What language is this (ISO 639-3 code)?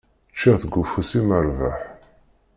kab